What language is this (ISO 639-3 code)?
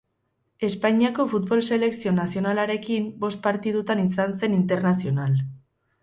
eus